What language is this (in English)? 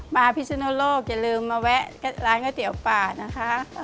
Thai